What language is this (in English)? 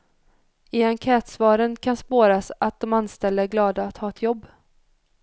Swedish